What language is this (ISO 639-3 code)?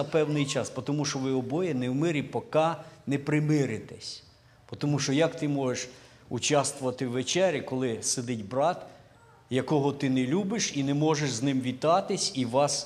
ukr